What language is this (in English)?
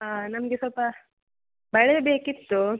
Kannada